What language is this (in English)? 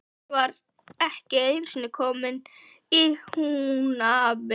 Icelandic